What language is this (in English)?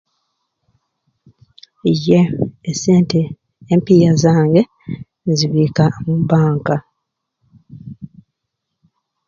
Ruuli